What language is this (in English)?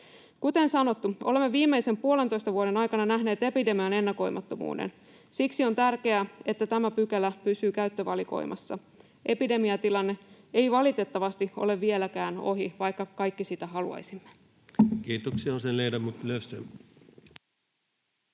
Finnish